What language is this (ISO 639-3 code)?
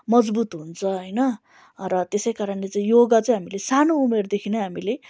nep